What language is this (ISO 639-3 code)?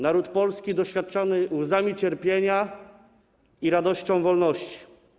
pol